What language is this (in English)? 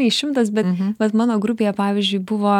Lithuanian